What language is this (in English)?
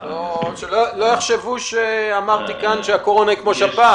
Hebrew